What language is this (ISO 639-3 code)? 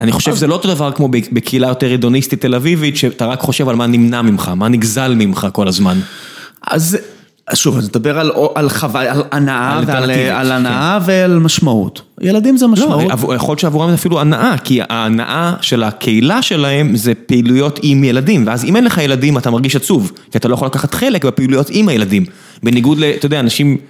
heb